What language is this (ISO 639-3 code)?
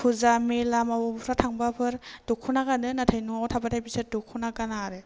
brx